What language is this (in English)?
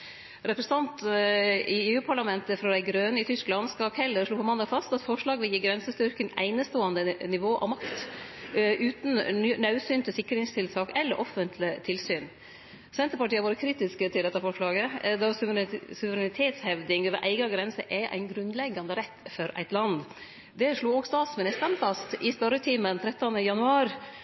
Norwegian Nynorsk